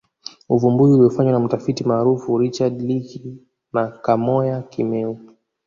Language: Swahili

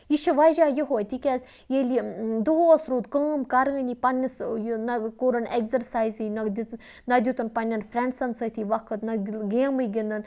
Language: Kashmiri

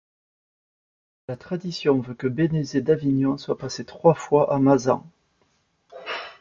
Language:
French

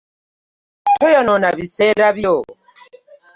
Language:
Ganda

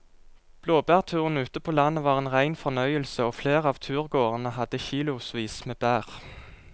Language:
Norwegian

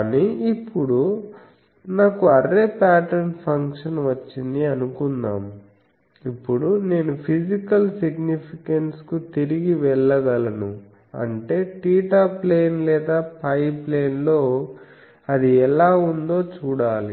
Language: Telugu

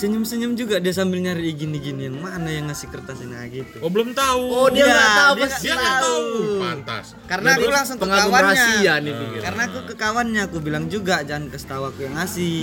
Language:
Indonesian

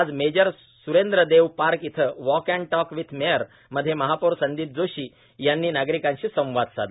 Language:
Marathi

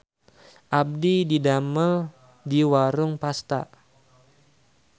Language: Sundanese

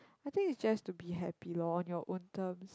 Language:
English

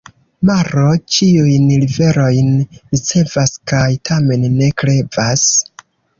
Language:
Esperanto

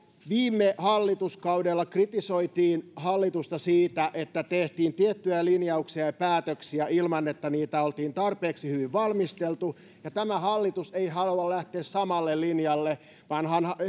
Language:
Finnish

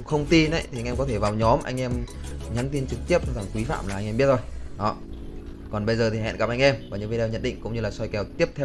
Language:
Vietnamese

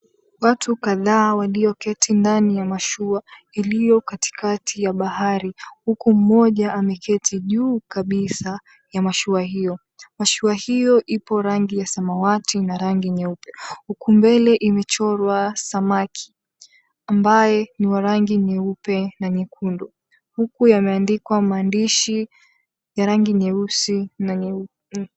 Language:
Swahili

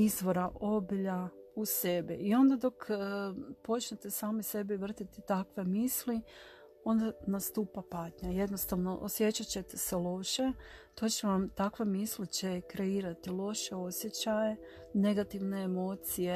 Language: Croatian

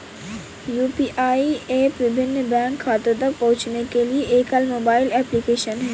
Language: Hindi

